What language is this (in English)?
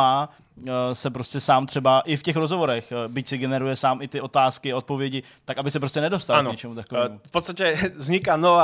Czech